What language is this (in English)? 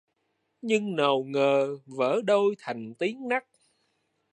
Vietnamese